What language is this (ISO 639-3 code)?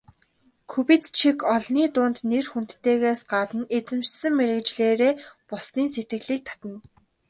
mon